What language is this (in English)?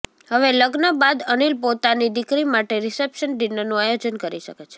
Gujarati